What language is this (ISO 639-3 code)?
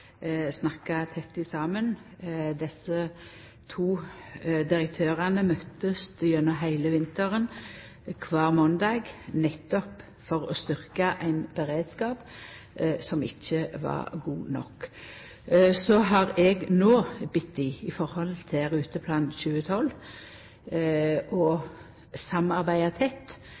nno